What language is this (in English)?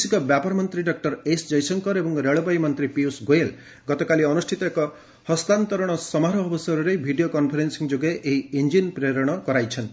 Odia